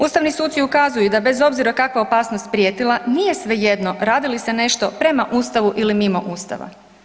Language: Croatian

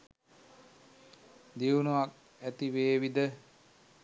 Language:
Sinhala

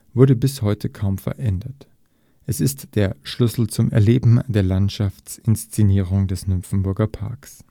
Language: German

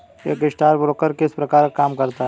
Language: Hindi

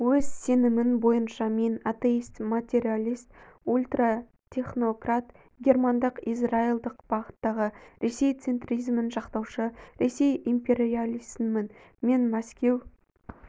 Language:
Kazakh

